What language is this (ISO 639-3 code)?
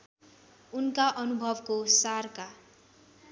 nep